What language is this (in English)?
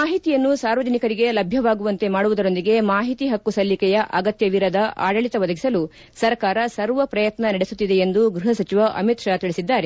Kannada